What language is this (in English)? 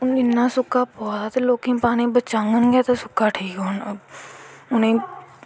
Dogri